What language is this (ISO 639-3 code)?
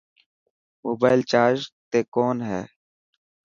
mki